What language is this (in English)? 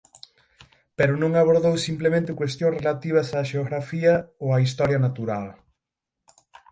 Galician